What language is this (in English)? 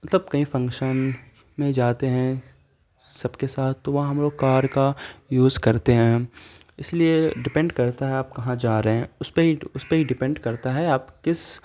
Urdu